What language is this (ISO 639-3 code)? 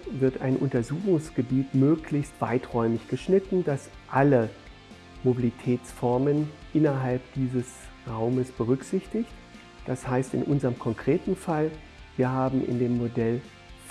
deu